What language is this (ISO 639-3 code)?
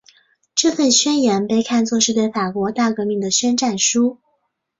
zho